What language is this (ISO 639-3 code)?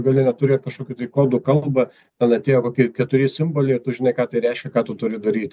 lit